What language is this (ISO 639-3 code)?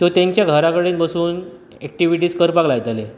kok